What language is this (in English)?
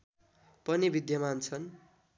Nepali